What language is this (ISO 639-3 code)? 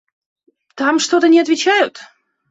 rus